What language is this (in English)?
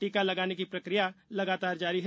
Hindi